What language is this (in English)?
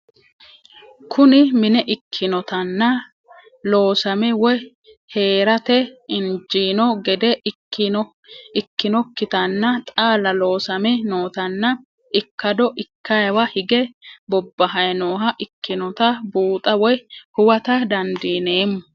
Sidamo